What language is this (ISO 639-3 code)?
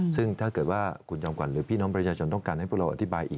tha